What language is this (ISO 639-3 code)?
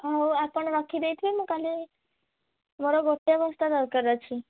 ori